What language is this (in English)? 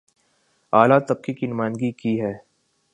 Urdu